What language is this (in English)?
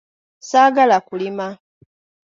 Ganda